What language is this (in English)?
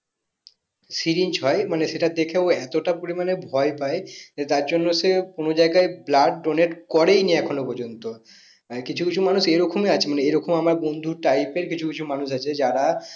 Bangla